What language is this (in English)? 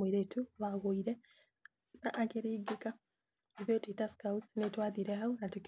Kikuyu